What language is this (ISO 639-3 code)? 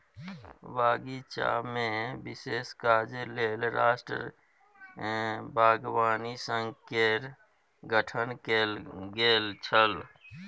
mai